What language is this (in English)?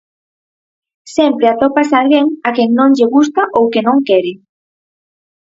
Galician